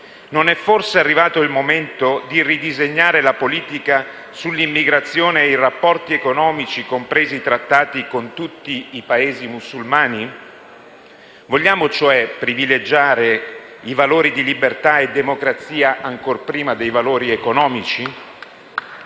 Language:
Italian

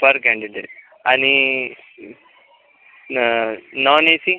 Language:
Marathi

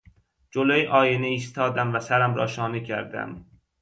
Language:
Persian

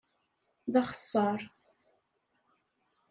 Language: Kabyle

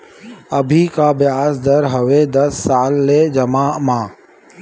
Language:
Chhattisgarhi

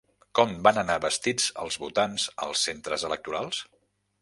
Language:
Catalan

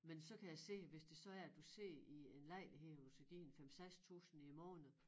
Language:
Danish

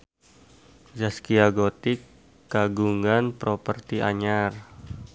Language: Sundanese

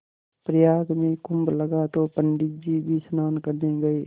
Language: Hindi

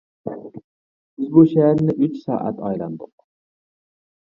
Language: Uyghur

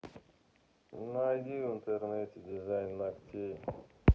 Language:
Russian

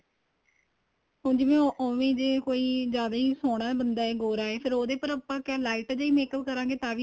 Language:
Punjabi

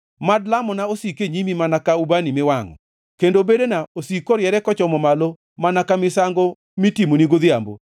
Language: Luo (Kenya and Tanzania)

